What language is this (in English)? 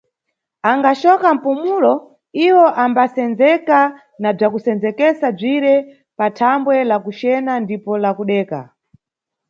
Nyungwe